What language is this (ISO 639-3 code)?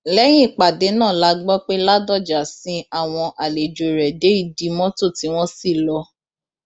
yor